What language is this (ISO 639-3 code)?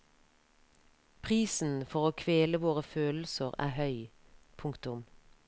nor